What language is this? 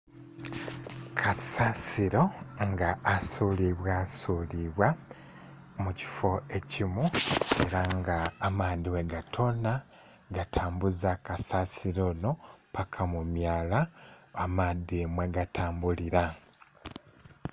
Soga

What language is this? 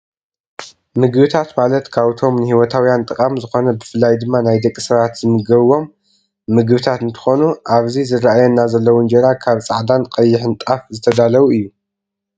Tigrinya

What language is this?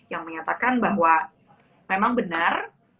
Indonesian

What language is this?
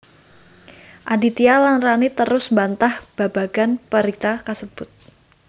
Javanese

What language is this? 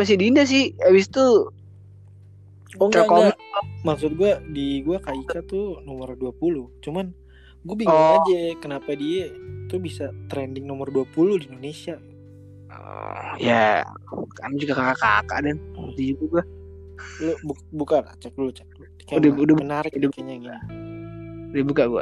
Indonesian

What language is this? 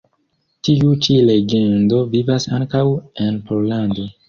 Esperanto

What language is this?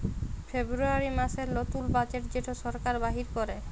Bangla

